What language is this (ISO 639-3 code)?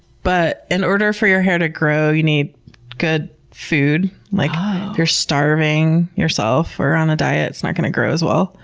eng